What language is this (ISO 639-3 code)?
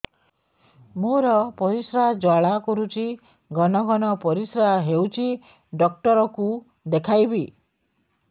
ori